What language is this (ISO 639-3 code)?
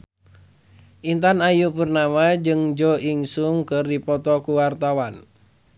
sun